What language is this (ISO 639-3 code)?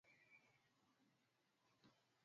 swa